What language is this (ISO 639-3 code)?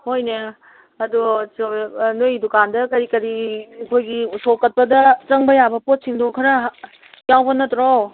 mni